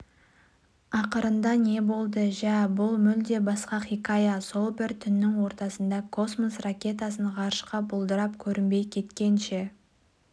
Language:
Kazakh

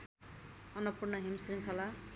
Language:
Nepali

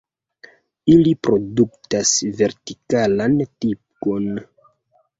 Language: Esperanto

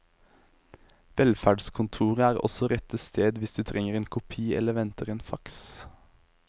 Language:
Norwegian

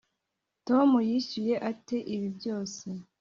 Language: Kinyarwanda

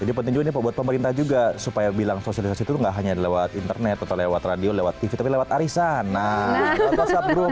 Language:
Indonesian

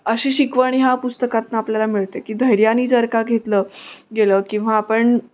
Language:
Marathi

